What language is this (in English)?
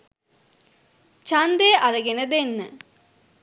Sinhala